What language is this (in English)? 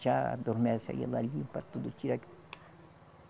Portuguese